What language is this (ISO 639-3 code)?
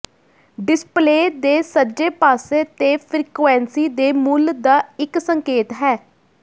pan